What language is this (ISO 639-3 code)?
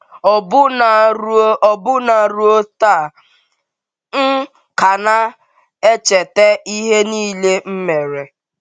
ibo